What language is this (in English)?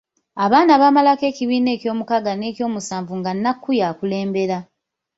Ganda